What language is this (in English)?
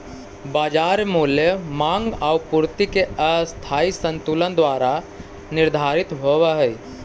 Magahi